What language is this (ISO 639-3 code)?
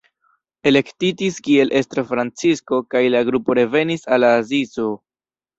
epo